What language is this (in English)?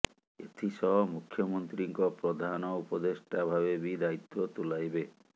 Odia